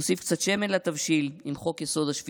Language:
Hebrew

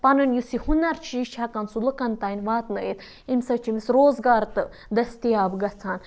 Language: Kashmiri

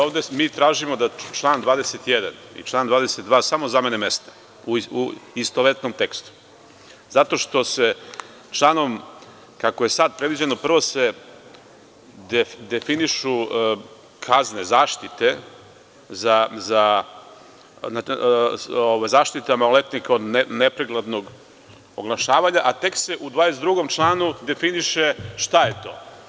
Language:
Serbian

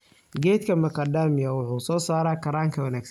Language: Somali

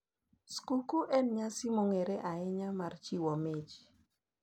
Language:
Luo (Kenya and Tanzania)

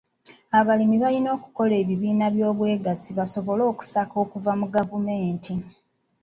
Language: Ganda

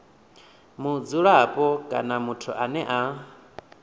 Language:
Venda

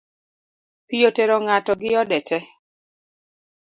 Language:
Luo (Kenya and Tanzania)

